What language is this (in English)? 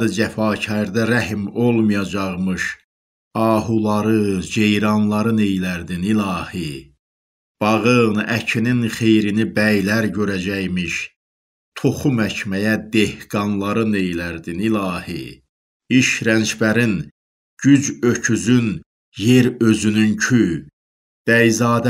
Turkish